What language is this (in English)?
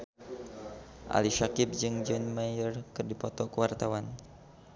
Sundanese